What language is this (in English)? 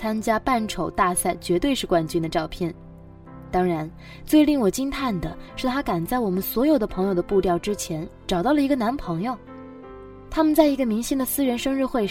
Chinese